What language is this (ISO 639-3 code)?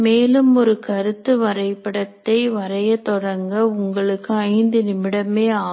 tam